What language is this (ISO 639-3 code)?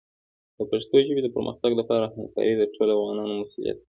pus